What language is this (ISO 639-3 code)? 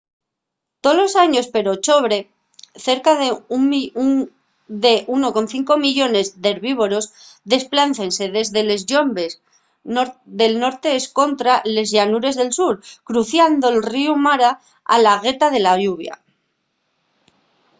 ast